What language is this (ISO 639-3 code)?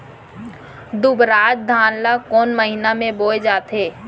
hne